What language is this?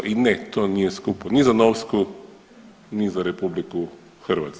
Croatian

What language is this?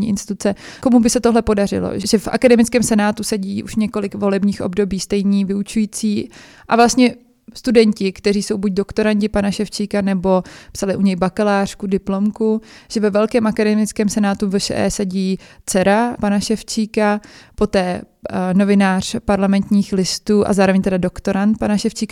Czech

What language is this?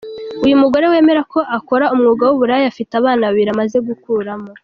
Kinyarwanda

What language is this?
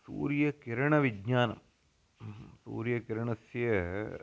Sanskrit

